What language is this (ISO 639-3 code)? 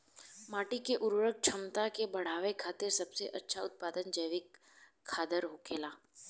bho